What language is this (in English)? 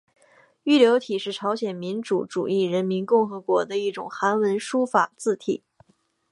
Chinese